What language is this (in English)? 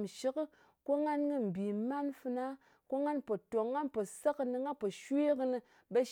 Ngas